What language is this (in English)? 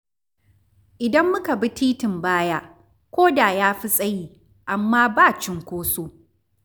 Hausa